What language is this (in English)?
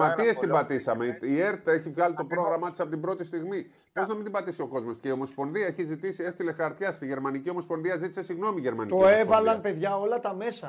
Greek